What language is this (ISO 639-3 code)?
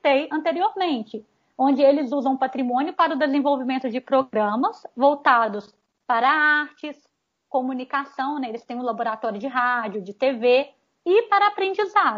por